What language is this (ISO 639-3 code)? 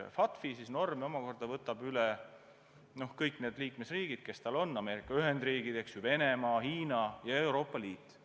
est